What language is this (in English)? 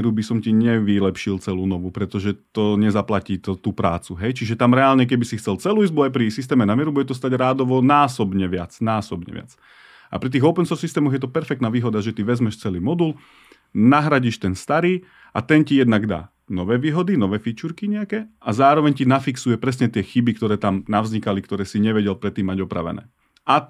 Slovak